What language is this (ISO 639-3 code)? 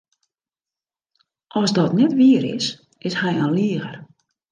fry